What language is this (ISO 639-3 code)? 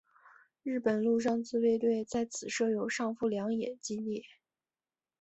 zho